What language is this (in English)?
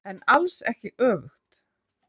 Icelandic